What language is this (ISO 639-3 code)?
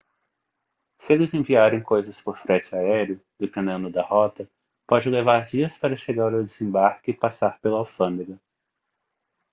por